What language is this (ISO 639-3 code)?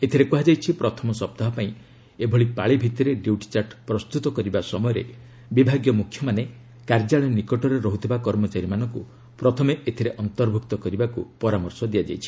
ori